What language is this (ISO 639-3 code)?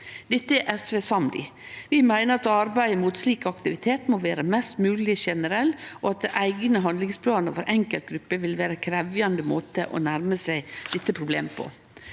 nor